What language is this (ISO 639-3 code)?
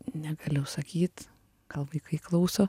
lit